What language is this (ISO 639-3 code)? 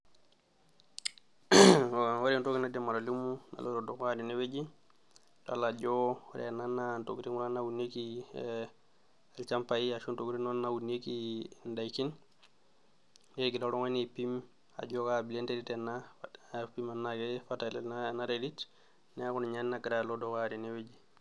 mas